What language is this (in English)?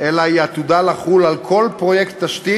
Hebrew